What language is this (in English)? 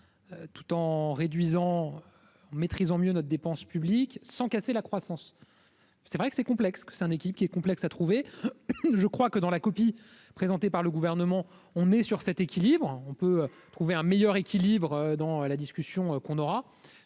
French